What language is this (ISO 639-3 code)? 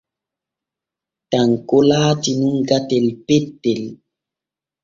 fue